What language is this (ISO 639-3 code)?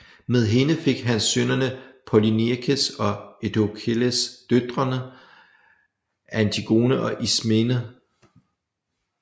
dan